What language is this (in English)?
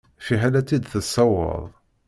Kabyle